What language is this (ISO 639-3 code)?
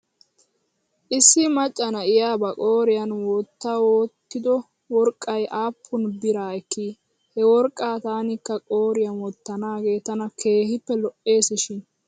wal